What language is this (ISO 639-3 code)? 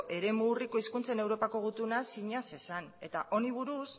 eus